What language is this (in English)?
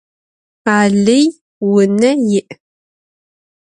Adyghe